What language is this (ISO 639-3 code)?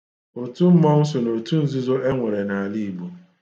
ibo